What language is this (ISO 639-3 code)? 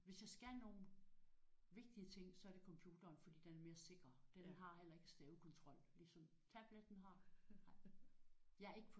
dan